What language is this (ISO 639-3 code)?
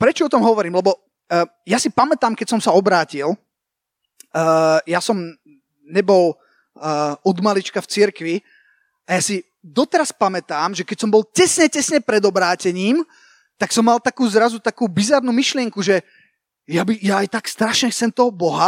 slk